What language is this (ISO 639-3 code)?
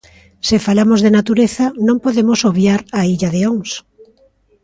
glg